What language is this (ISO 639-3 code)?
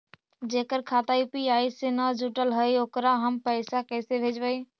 mag